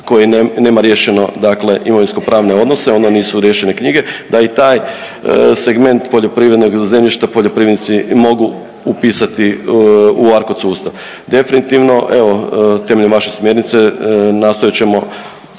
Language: Croatian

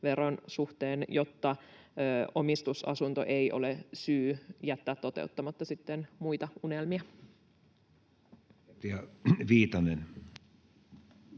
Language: Finnish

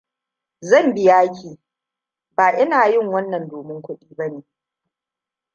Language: Hausa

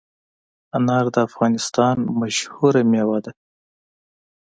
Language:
Pashto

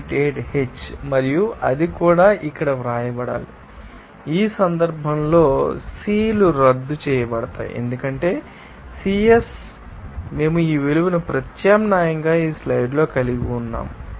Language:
Telugu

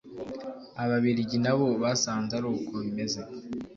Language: Kinyarwanda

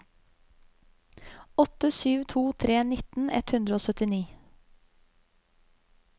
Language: Norwegian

